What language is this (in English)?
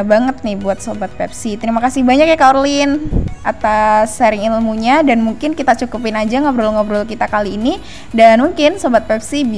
Indonesian